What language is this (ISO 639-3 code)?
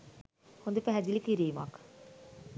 sin